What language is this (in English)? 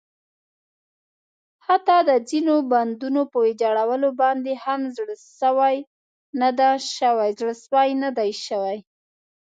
Pashto